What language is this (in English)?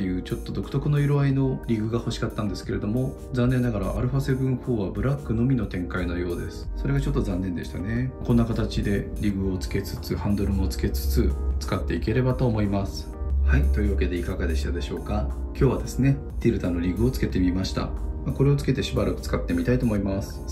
Japanese